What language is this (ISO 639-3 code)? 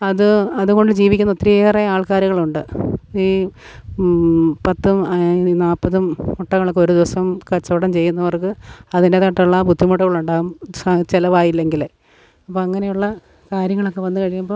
mal